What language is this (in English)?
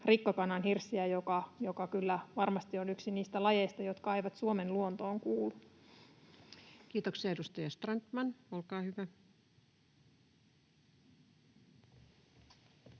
Finnish